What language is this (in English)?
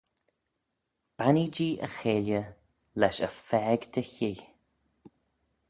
Manx